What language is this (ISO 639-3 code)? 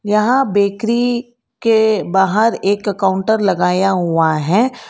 hin